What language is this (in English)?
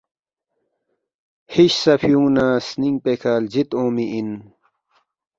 Balti